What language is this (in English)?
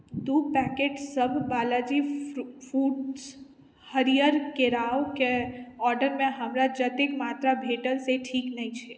Maithili